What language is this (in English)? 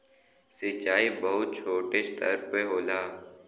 Bhojpuri